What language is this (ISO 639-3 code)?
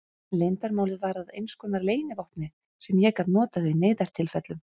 isl